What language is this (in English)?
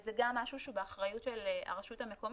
Hebrew